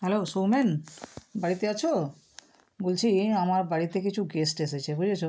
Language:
Bangla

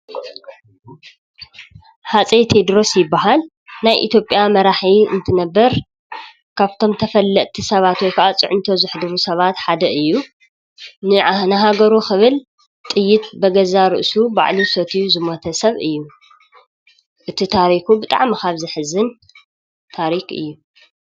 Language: Tigrinya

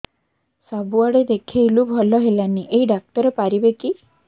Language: Odia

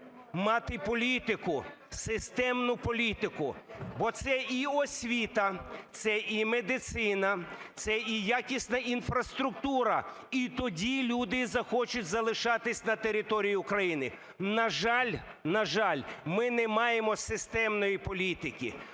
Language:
Ukrainian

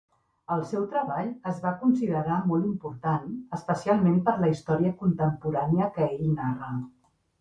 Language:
Catalan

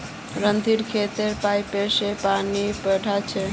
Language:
Magahi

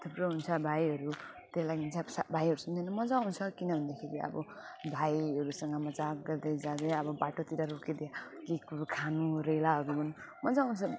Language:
Nepali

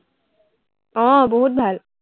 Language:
Assamese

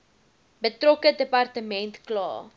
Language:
Afrikaans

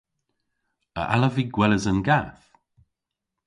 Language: Cornish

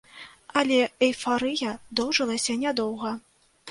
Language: Belarusian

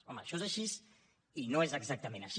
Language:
Catalan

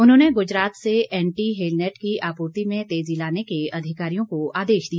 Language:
Hindi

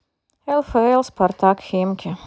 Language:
Russian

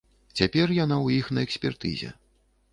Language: Belarusian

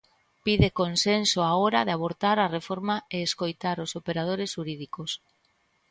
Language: Galician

